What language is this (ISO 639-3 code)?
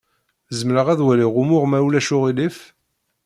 kab